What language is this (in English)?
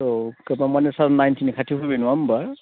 Bodo